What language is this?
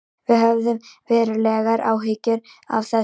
Icelandic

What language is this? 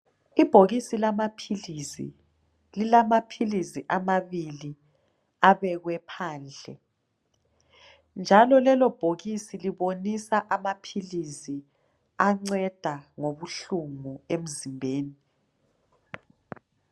North Ndebele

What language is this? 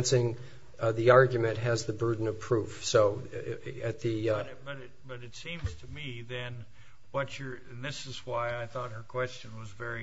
English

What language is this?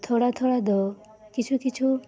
Santali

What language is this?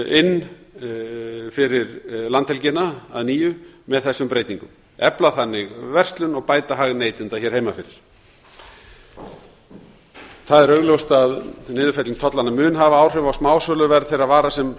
Icelandic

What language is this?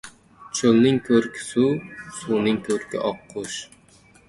Uzbek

